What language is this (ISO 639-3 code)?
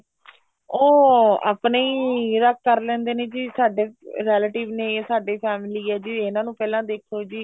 pan